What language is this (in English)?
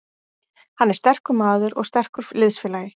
Icelandic